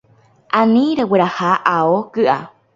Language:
Guarani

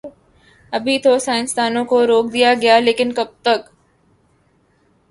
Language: Urdu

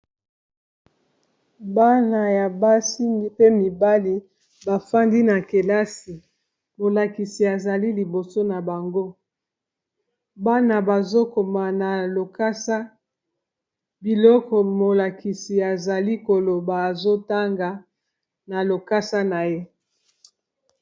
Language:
Lingala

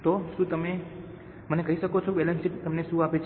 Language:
Gujarati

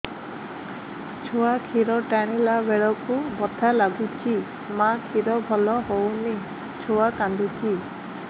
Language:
Odia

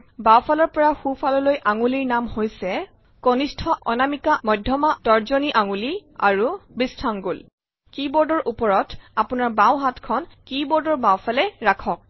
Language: Assamese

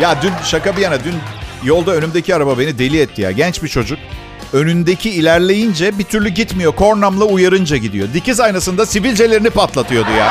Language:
Turkish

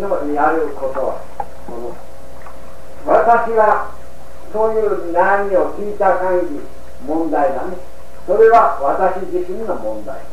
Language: Japanese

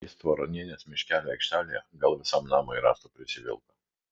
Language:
Lithuanian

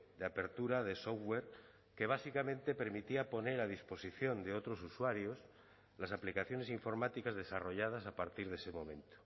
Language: Spanish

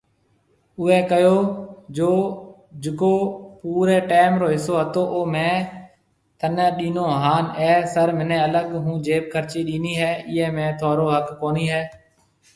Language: Marwari (Pakistan)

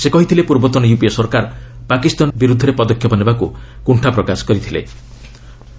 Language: Odia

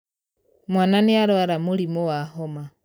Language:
Kikuyu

